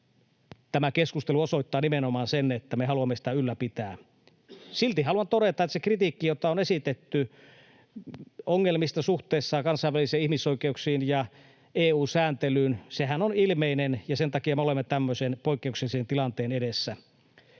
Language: Finnish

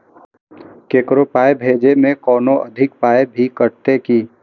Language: Maithili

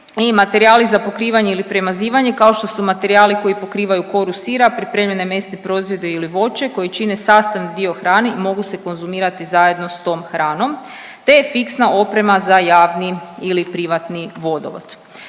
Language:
Croatian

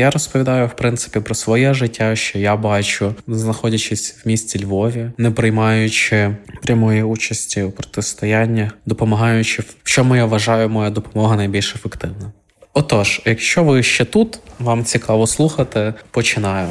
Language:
Ukrainian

